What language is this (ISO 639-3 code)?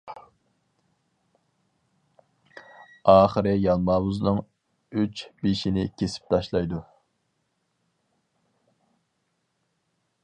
uig